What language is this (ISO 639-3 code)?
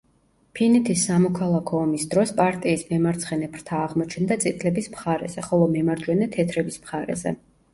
kat